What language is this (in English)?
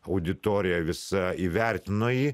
Lithuanian